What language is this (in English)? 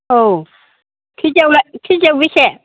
Bodo